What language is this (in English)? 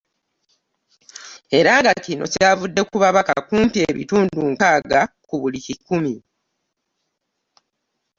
Ganda